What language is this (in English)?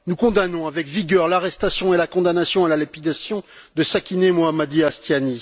French